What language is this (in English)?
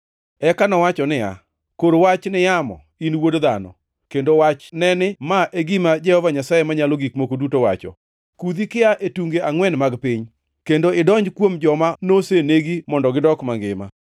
Luo (Kenya and Tanzania)